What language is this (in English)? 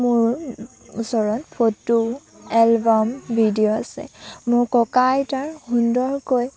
Assamese